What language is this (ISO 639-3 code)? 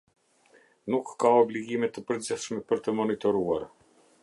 sqi